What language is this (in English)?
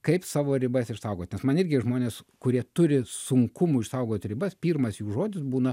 Lithuanian